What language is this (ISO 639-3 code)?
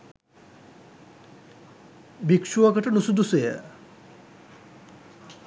sin